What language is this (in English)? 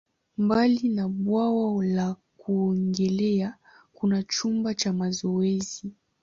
Swahili